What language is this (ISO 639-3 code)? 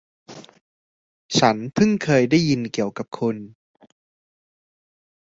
tha